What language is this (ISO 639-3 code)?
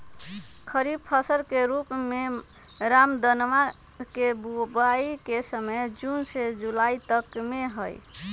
mag